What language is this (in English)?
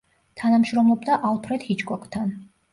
Georgian